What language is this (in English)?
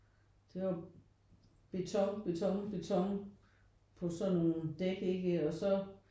Danish